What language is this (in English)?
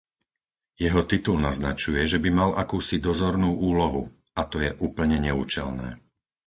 Slovak